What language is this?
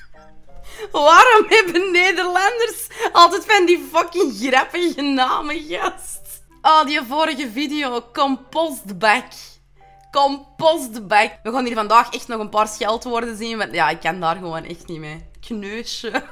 Dutch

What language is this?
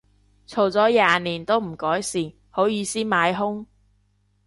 Cantonese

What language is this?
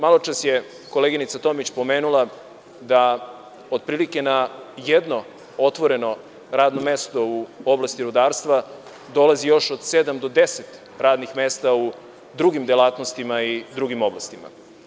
Serbian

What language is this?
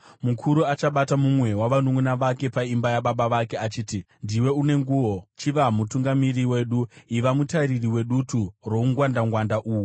Shona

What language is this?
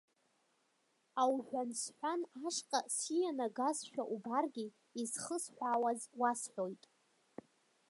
Abkhazian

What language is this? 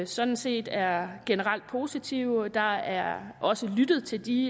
Danish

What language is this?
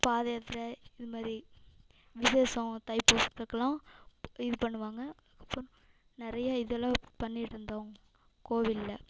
Tamil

